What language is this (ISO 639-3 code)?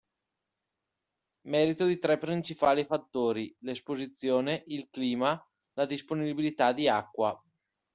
ita